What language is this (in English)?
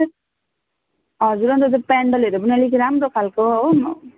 Nepali